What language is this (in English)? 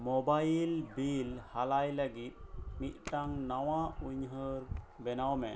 Santali